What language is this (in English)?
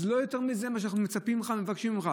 Hebrew